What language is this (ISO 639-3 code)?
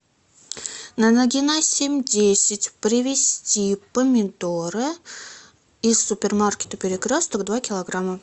rus